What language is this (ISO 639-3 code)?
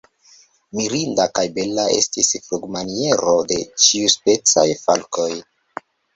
epo